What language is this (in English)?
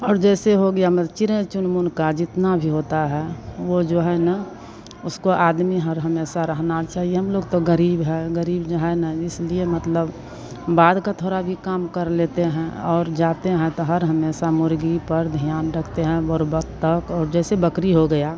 Hindi